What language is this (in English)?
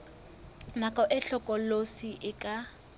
Southern Sotho